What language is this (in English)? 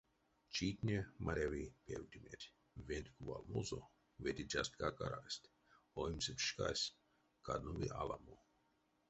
Erzya